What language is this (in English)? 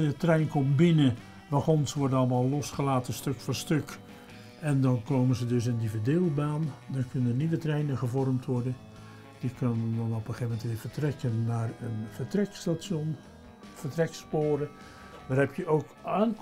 Dutch